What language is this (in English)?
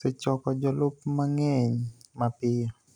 Luo (Kenya and Tanzania)